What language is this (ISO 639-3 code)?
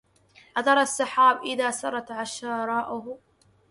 ara